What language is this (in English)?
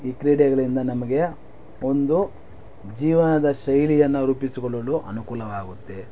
Kannada